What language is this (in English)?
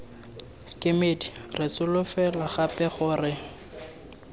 Tswana